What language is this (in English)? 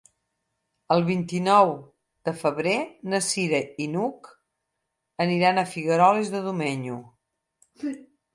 Catalan